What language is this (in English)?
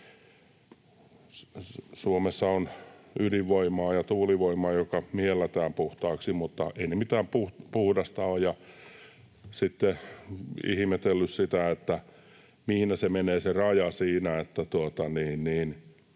Finnish